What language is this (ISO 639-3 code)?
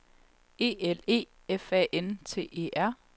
dan